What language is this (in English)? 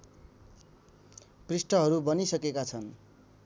Nepali